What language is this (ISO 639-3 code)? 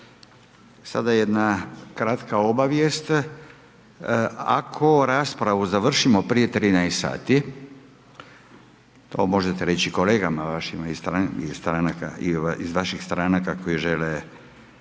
hrv